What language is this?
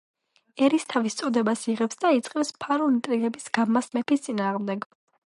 Georgian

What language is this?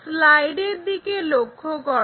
Bangla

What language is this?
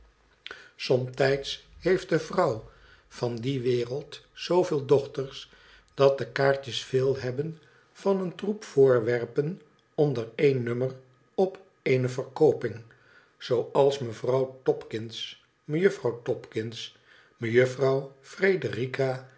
Dutch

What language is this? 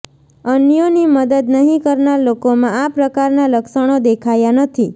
Gujarati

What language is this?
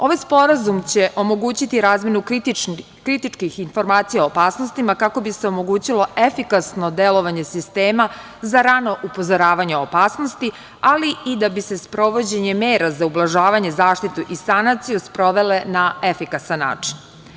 Serbian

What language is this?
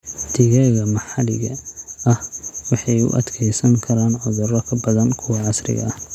Somali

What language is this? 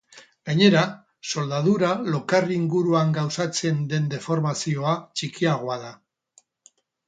Basque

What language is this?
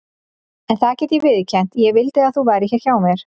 Icelandic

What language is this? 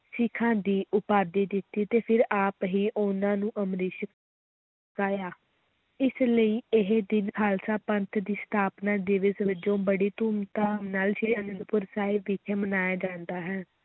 Punjabi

